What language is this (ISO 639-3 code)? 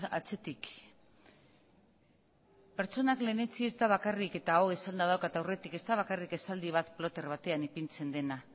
eus